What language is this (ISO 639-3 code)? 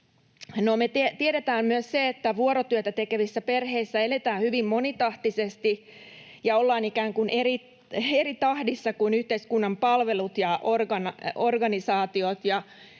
fin